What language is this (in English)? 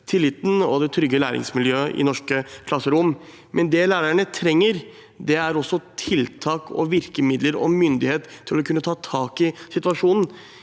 Norwegian